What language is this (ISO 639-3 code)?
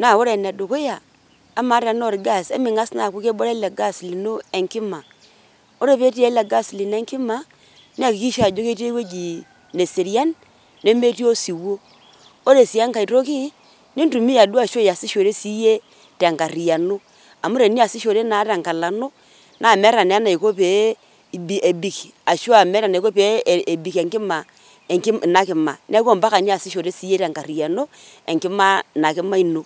mas